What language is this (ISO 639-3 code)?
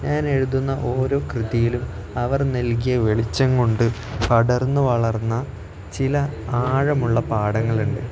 mal